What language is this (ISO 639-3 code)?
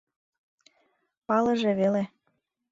chm